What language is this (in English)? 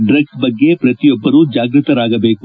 Kannada